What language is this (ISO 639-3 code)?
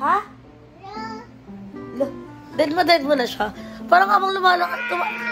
fil